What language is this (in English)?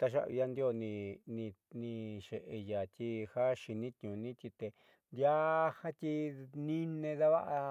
Southeastern Nochixtlán Mixtec